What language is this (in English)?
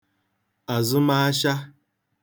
Igbo